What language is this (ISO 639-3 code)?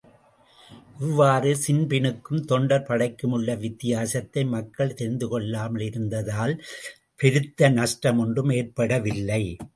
tam